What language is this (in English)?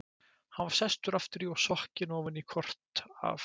Icelandic